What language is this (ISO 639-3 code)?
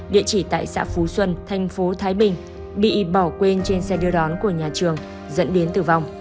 vie